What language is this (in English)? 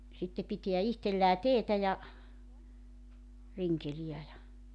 Finnish